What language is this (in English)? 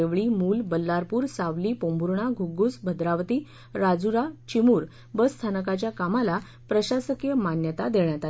Marathi